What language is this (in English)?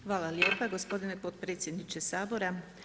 Croatian